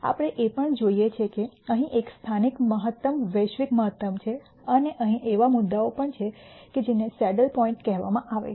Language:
Gujarati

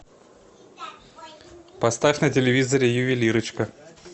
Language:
Russian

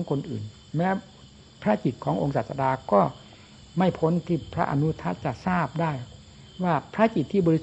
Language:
Thai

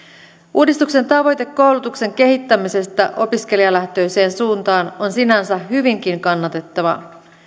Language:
Finnish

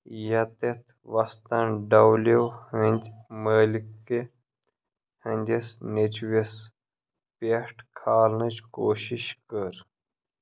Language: Kashmiri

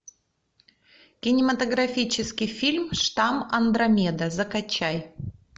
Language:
Russian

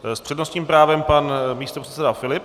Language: Czech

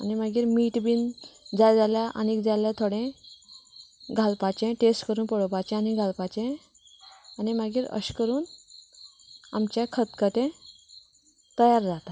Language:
Konkani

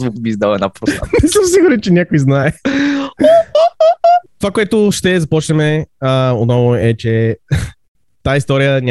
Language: Bulgarian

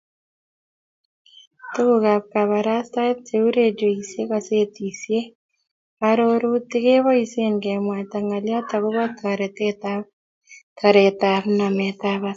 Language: Kalenjin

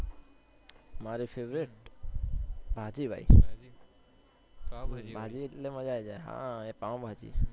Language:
Gujarati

